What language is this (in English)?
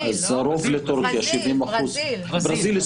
Hebrew